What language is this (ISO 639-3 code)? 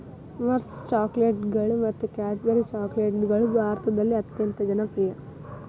kan